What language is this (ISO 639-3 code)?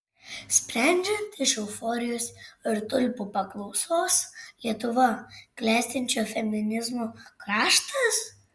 lit